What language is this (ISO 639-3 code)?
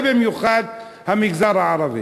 heb